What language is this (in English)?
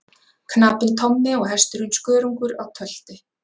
Icelandic